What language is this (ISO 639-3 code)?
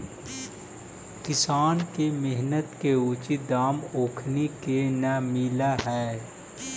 mag